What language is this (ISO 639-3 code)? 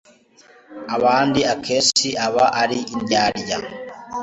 kin